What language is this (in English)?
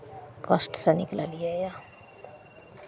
Maithili